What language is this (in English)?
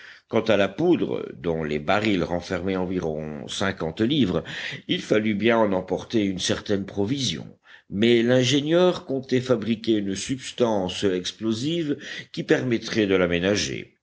French